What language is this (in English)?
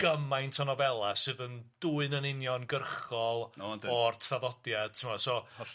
Welsh